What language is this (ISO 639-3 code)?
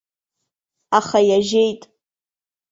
abk